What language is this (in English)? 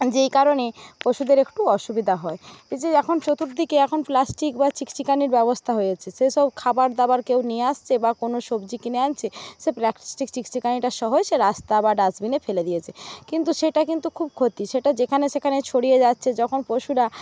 Bangla